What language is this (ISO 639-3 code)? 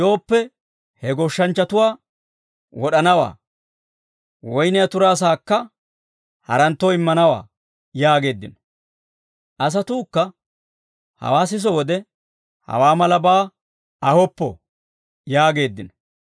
dwr